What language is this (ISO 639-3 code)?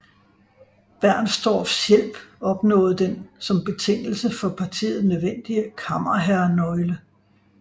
dan